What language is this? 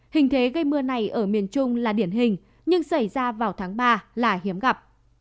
Vietnamese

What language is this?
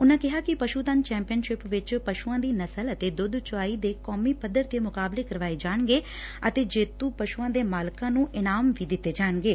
Punjabi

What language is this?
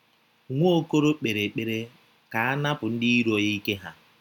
Igbo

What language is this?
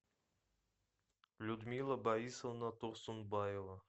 Russian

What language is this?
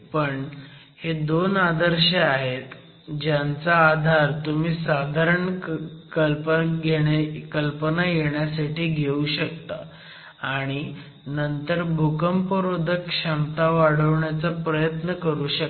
Marathi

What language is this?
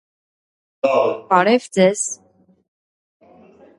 Armenian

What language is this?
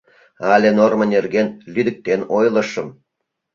Mari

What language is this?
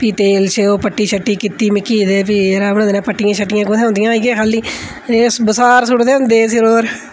Dogri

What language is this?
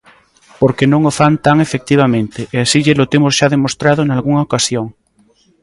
Galician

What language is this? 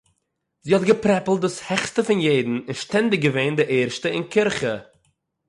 Yiddish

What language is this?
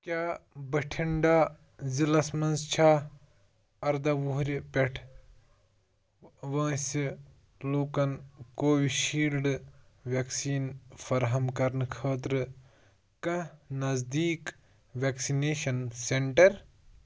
Kashmiri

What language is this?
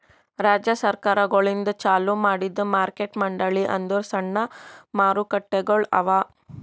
Kannada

